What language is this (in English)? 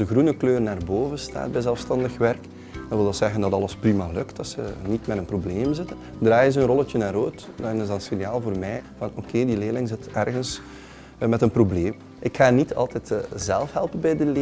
Dutch